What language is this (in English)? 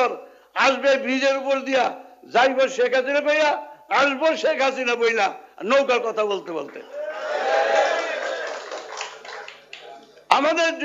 Turkish